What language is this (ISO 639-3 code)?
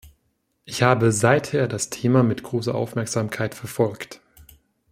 deu